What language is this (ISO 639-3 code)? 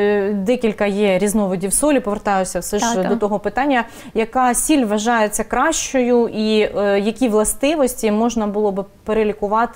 ukr